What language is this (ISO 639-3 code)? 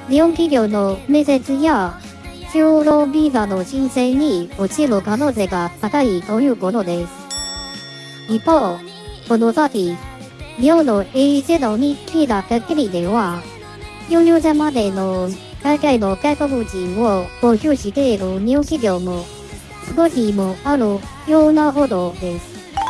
jpn